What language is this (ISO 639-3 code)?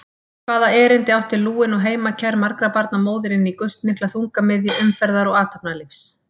isl